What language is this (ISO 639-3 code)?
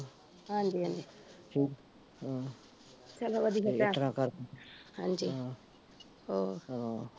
pan